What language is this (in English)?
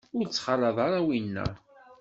Kabyle